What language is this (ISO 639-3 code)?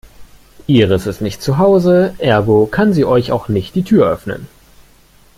deu